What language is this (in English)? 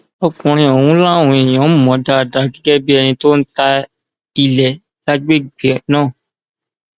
Yoruba